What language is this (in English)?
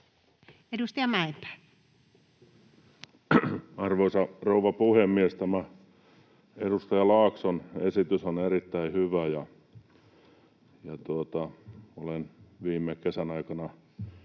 Finnish